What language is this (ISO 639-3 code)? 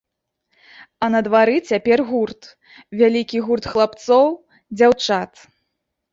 bel